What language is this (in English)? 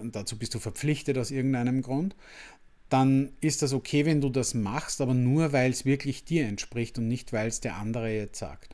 German